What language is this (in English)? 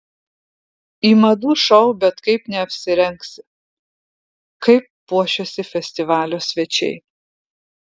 Lithuanian